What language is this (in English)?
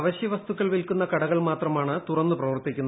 Malayalam